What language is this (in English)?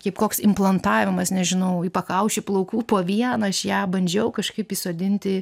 Lithuanian